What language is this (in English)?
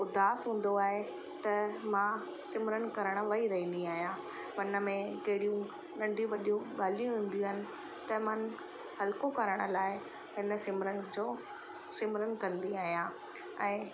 Sindhi